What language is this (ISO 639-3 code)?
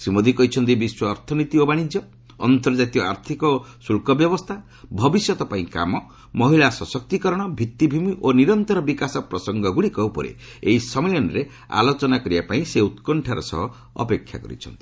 ori